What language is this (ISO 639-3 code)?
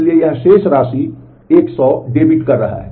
hin